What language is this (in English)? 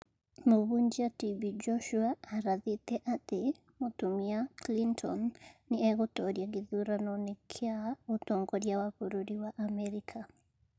Kikuyu